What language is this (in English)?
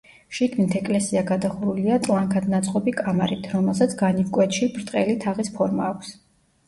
Georgian